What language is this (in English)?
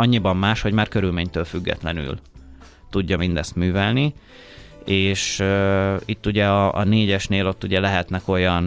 Hungarian